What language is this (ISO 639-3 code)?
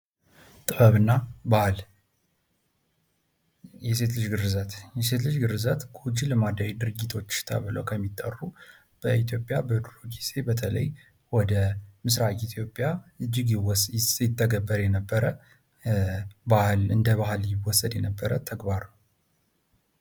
amh